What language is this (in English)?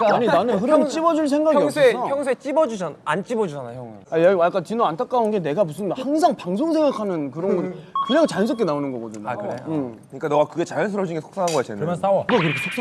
Korean